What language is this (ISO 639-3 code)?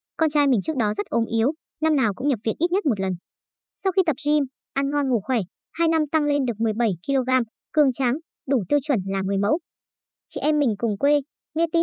vie